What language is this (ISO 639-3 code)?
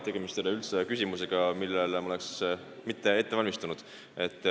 est